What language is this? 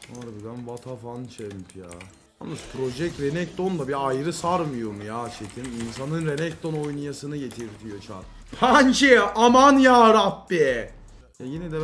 Turkish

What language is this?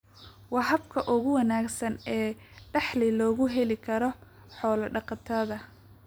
Somali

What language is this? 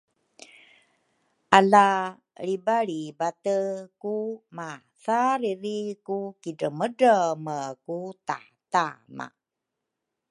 Rukai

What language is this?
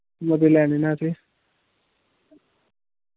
Dogri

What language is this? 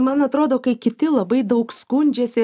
Lithuanian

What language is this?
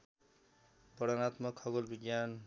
Nepali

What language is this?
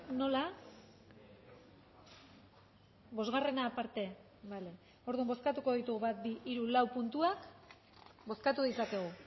Basque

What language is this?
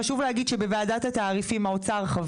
Hebrew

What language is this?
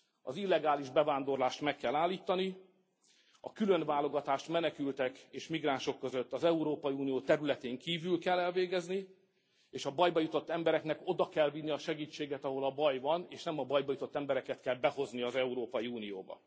Hungarian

